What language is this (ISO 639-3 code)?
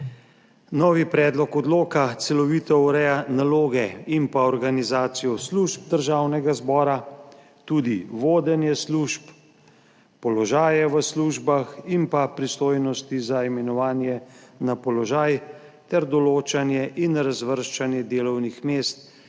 slv